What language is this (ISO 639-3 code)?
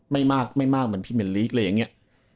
tha